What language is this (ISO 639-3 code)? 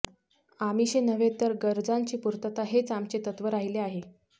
mar